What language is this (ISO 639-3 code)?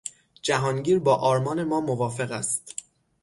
fas